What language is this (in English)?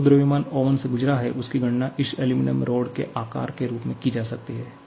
Hindi